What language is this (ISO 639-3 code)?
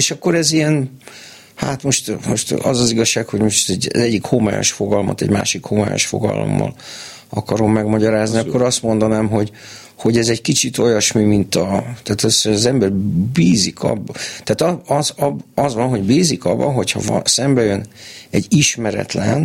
hun